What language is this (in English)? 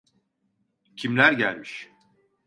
Turkish